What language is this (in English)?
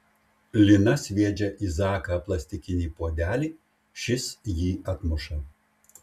Lithuanian